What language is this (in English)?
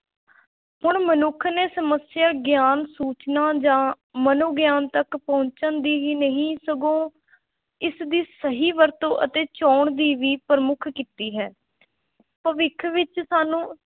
Punjabi